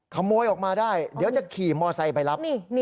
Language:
Thai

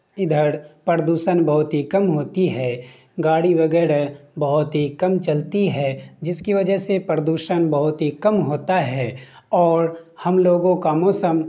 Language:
Urdu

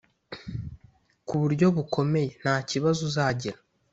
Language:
Kinyarwanda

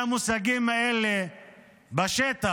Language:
Hebrew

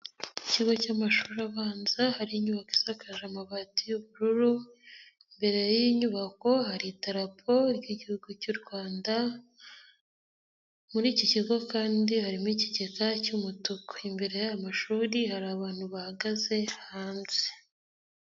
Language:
Kinyarwanda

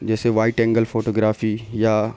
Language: Urdu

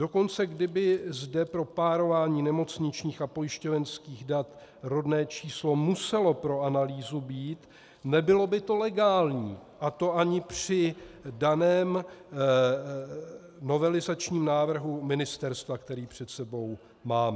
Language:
Czech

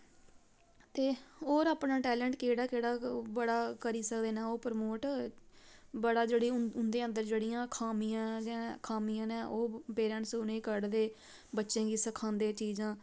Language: Dogri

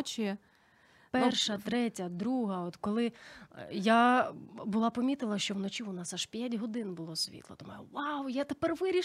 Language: Ukrainian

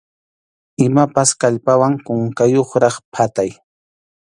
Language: Arequipa-La Unión Quechua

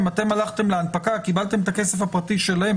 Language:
Hebrew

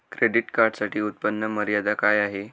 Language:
Marathi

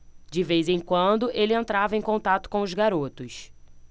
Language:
Portuguese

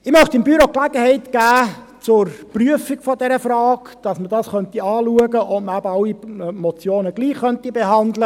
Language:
Swiss German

